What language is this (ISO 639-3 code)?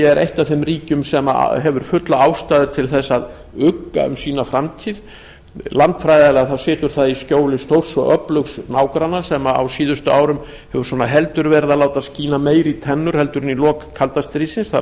isl